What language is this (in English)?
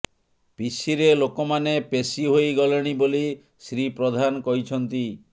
Odia